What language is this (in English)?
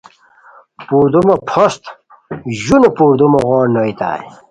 Khowar